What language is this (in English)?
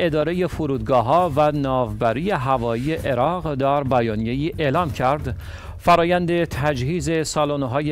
Persian